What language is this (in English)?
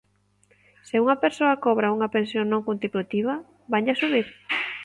Galician